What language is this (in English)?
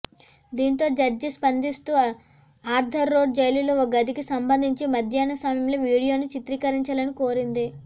Telugu